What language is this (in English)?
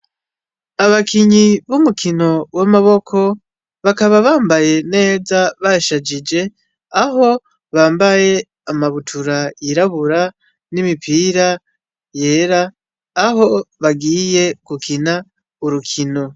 Rundi